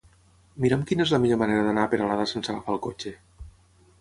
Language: Catalan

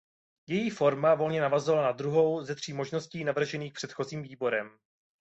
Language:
Czech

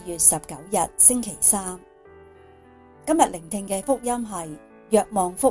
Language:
Chinese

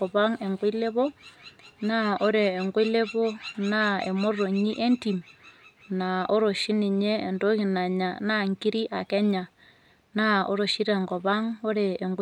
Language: Masai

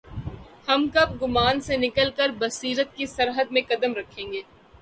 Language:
Urdu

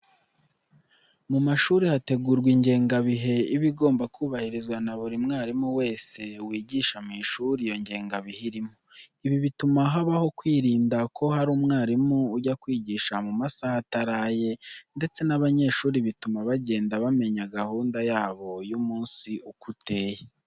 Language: Kinyarwanda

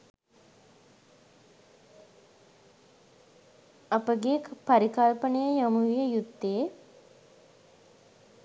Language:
Sinhala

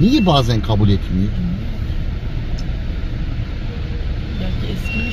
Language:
Turkish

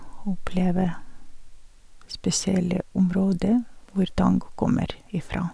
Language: Norwegian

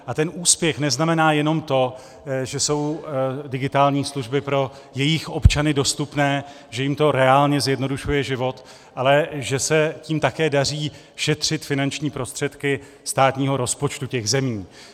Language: Czech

